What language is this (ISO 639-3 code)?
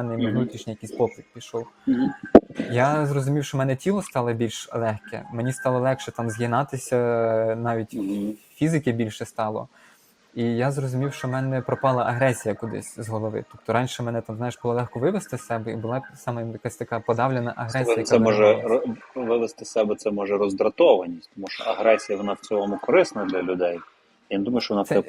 ukr